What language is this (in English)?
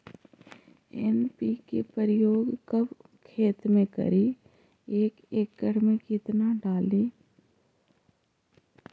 Magahi